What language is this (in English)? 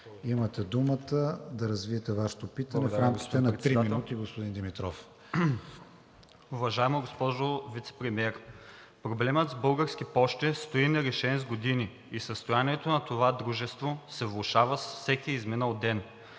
Bulgarian